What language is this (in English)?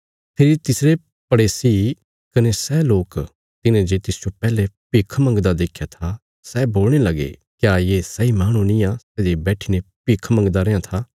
Bilaspuri